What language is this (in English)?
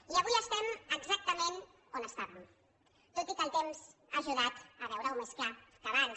Catalan